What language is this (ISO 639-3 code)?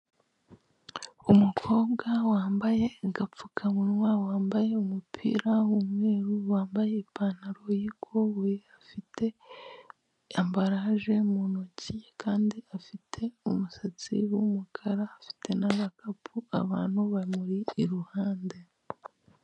kin